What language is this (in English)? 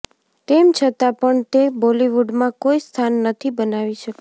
Gujarati